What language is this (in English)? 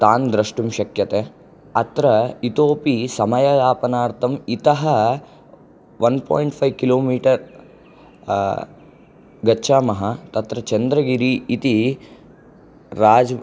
Sanskrit